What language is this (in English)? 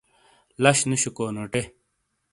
Shina